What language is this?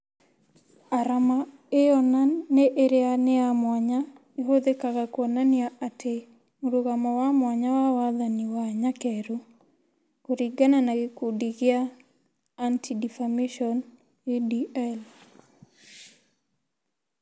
Kikuyu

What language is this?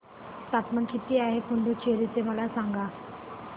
Marathi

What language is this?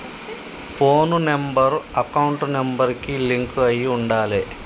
Telugu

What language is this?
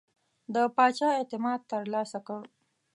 Pashto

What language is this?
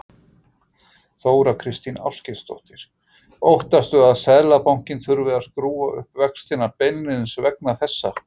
Icelandic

